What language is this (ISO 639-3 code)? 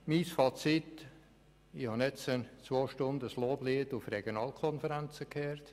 gsw